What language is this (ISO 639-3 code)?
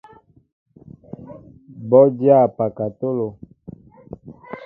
mbo